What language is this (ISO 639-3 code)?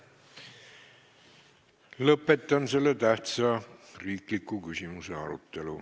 est